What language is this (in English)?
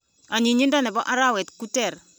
Kalenjin